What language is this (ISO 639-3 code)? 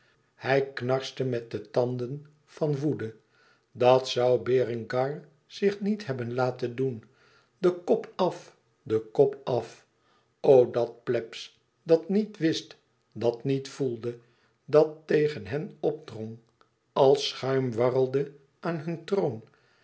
nld